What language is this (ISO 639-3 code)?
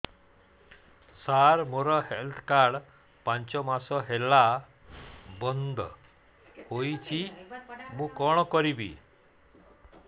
ori